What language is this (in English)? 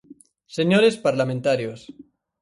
Galician